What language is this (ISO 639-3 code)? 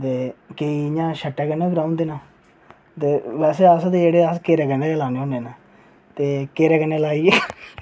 doi